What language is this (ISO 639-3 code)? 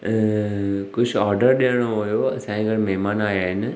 snd